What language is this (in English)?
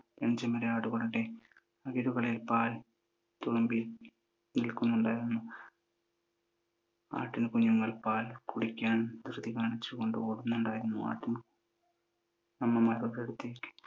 Malayalam